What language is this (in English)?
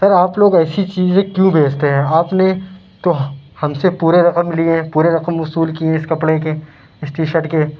Urdu